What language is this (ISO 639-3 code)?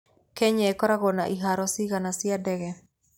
kik